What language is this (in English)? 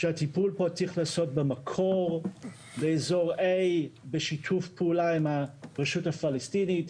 Hebrew